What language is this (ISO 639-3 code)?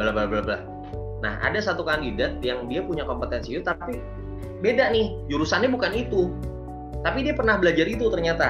ind